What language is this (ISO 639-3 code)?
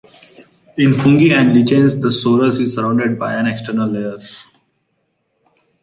eng